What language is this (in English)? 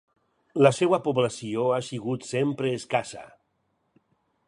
Catalan